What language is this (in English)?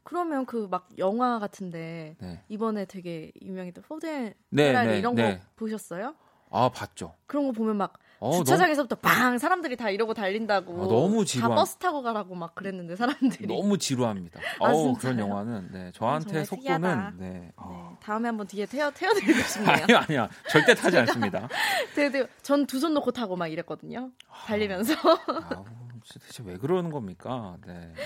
Korean